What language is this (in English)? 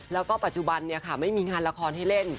Thai